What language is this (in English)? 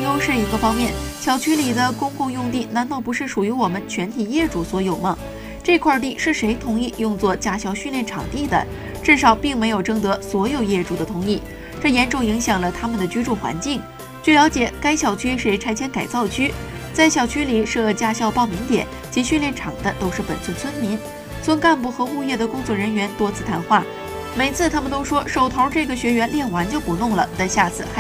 Chinese